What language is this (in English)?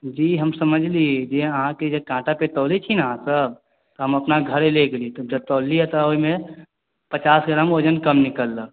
Maithili